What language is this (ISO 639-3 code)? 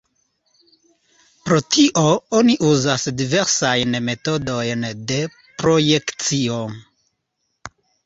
epo